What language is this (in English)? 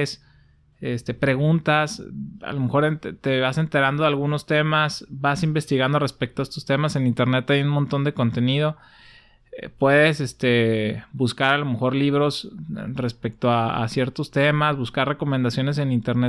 Spanish